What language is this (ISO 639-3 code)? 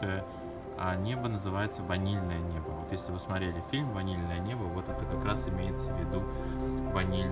rus